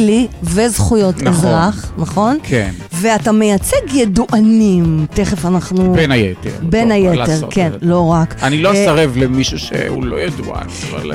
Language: Hebrew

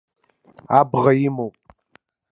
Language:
Abkhazian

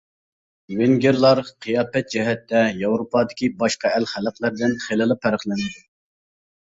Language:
Uyghur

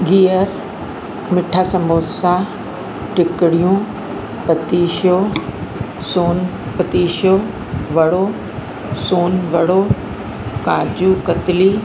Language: Sindhi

